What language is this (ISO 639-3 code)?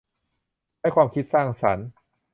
tha